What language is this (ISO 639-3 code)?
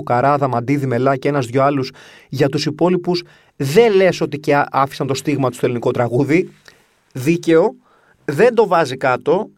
ell